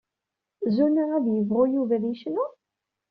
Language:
Kabyle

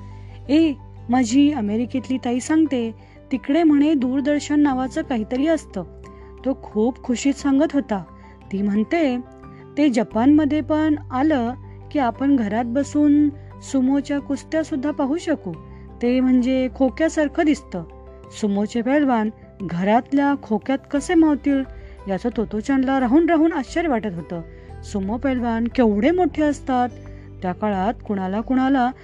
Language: Marathi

